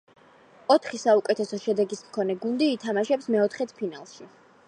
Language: Georgian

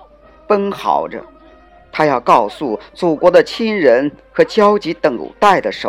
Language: Chinese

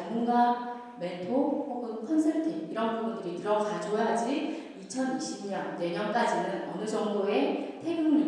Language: Korean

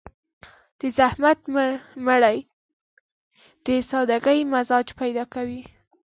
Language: Pashto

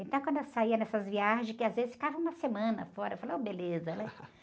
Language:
Portuguese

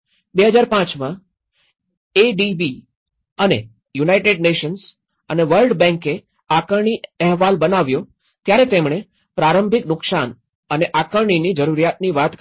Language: Gujarati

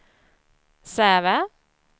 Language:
Swedish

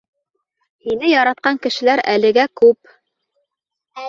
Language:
Bashkir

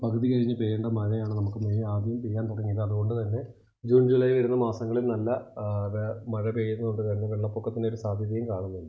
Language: Malayalam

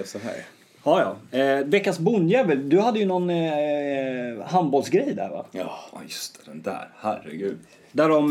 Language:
Swedish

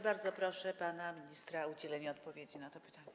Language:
Polish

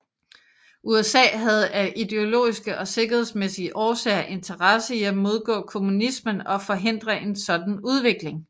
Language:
Danish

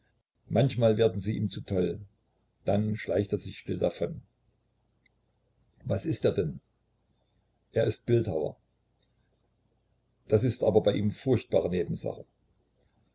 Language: German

